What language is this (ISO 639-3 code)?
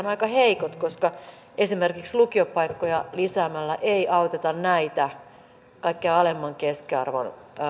fin